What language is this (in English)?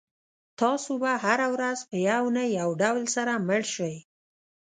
Pashto